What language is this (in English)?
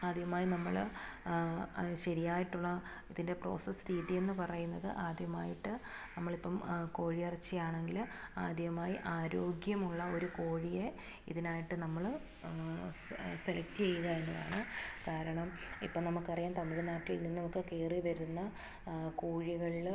Malayalam